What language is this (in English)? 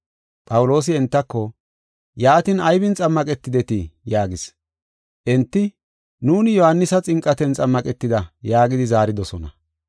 Gofa